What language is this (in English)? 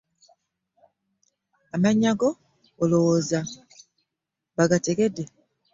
Ganda